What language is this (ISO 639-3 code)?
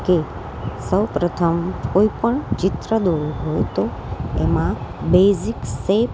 guj